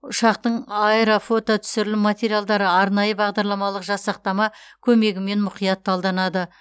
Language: Kazakh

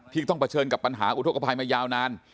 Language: Thai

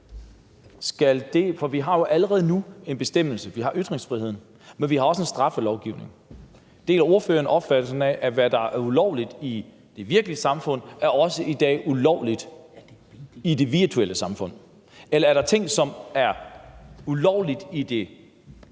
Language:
Danish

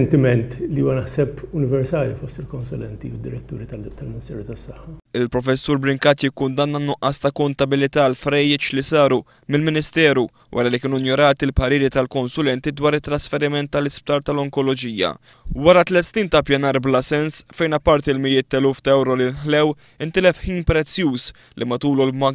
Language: Arabic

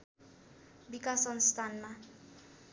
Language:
Nepali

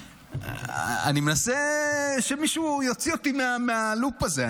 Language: Hebrew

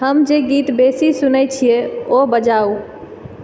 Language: Maithili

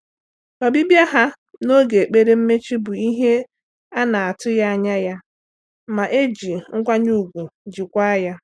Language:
Igbo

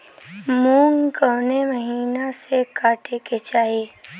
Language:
Bhojpuri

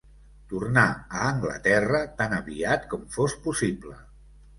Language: Catalan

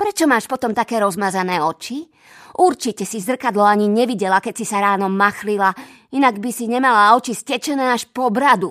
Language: Slovak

